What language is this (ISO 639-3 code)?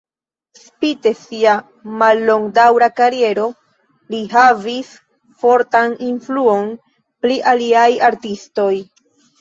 epo